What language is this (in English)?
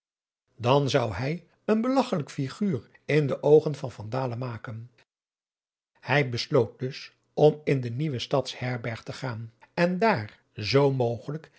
Dutch